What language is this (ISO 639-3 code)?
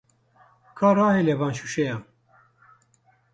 kur